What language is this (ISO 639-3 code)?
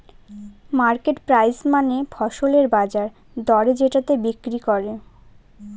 ben